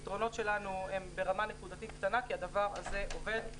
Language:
Hebrew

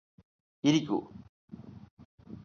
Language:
Malayalam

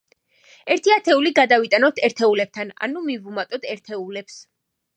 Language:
Georgian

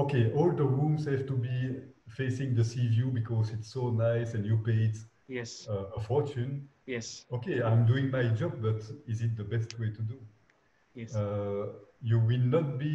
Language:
English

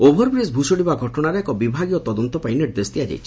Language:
Odia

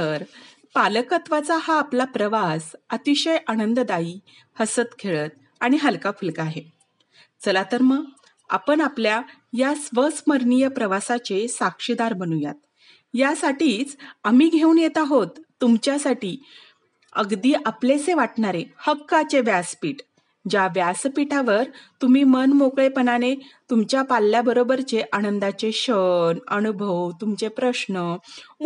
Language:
Marathi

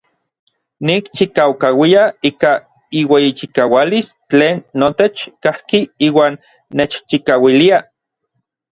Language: Orizaba Nahuatl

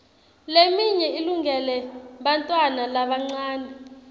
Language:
Swati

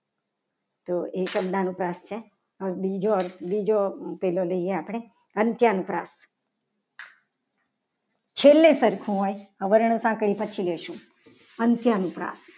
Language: Gujarati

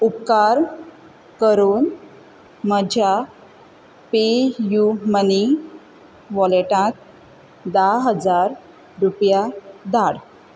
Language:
Konkani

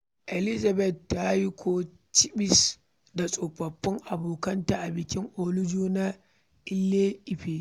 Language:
Hausa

